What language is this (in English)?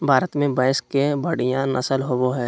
Magahi